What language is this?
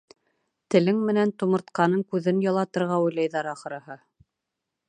Bashkir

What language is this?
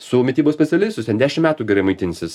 Lithuanian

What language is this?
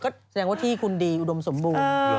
Thai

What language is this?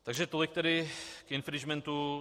Czech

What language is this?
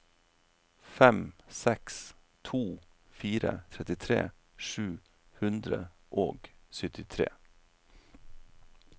Norwegian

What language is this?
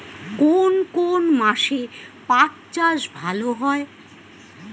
Bangla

